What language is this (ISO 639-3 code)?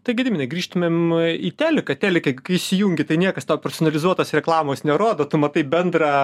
lit